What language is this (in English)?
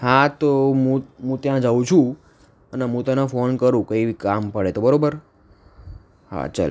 Gujarati